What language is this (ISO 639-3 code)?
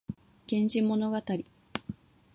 jpn